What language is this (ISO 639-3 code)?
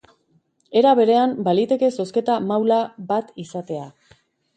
eus